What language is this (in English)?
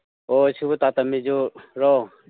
Manipuri